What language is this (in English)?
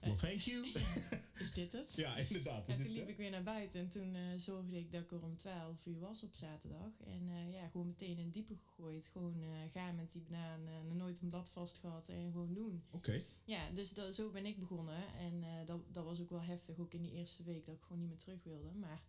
Dutch